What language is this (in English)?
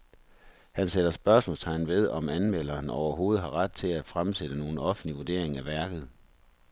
Danish